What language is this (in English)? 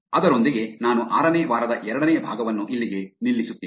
Kannada